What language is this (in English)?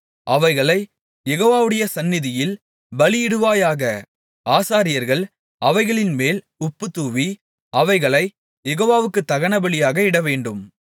Tamil